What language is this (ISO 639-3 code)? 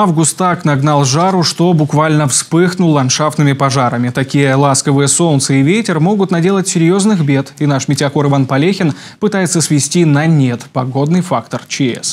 rus